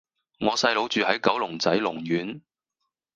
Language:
Cantonese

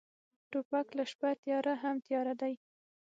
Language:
Pashto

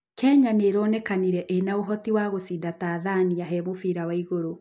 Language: Kikuyu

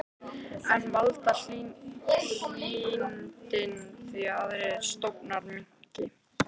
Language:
Icelandic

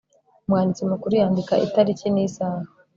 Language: Kinyarwanda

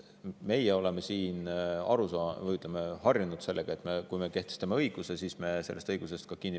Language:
Estonian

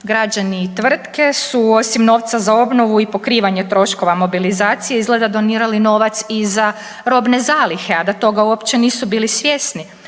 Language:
Croatian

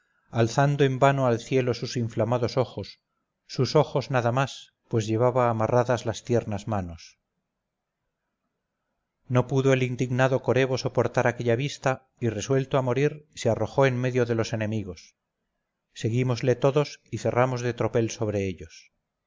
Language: Spanish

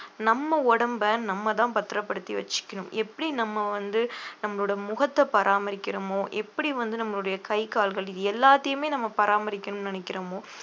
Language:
Tamil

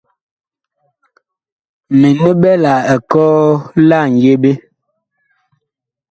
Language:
Bakoko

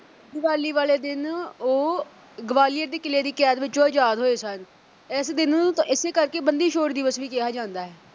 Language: Punjabi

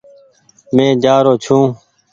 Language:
Goaria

